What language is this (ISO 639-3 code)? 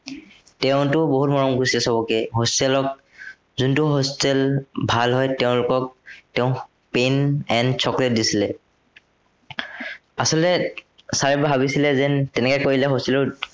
asm